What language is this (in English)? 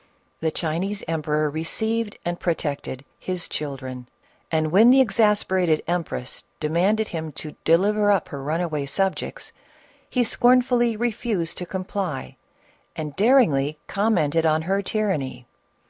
English